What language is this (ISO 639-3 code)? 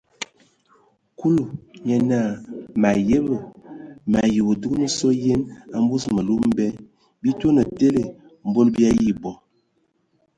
ewo